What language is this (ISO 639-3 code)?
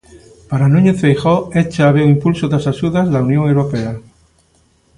glg